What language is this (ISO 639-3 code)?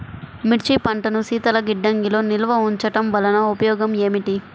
tel